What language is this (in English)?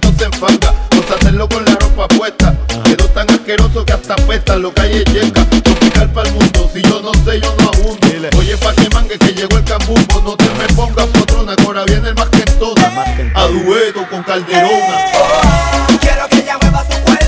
Spanish